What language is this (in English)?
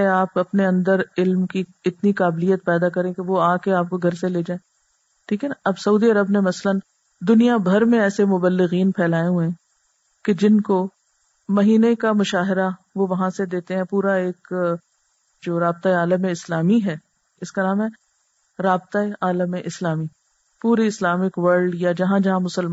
Urdu